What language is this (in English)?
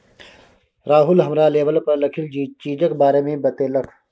Maithili